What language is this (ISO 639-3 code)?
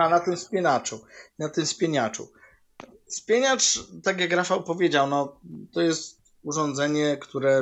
pol